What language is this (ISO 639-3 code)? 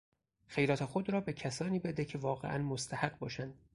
fas